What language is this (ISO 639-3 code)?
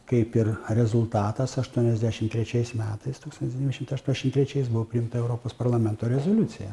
lit